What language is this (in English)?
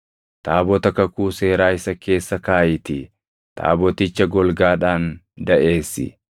Oromo